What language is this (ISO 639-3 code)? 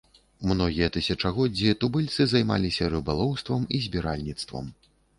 bel